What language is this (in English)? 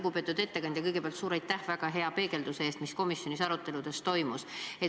Estonian